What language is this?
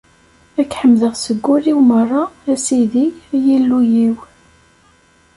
Kabyle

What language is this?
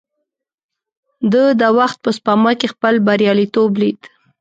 Pashto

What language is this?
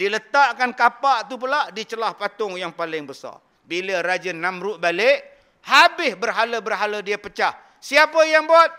Malay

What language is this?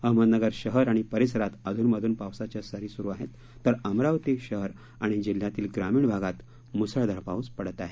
Marathi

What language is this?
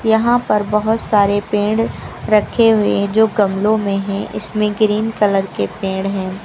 Hindi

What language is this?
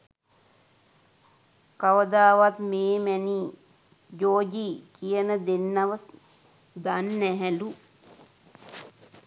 Sinhala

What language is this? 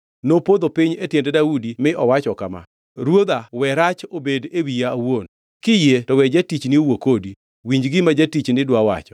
Luo (Kenya and Tanzania)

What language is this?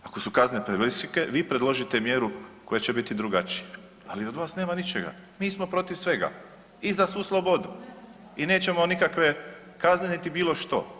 Croatian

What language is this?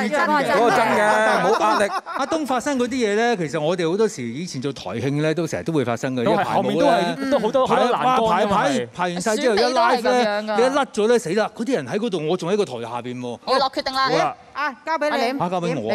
Chinese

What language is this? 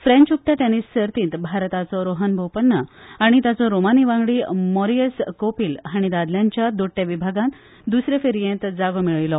Konkani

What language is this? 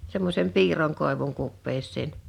Finnish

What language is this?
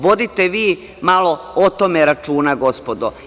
Serbian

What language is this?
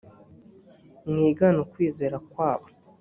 Kinyarwanda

